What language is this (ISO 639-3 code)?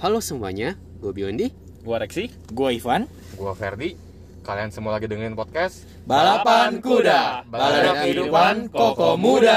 ind